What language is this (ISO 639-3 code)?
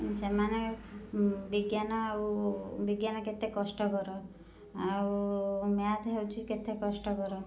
ori